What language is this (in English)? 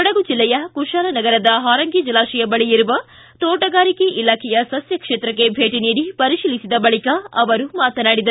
Kannada